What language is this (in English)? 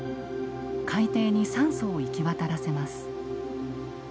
Japanese